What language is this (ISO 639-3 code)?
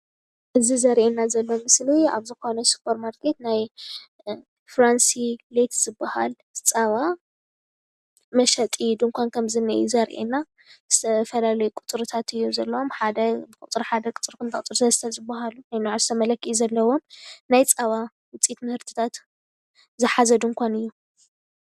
tir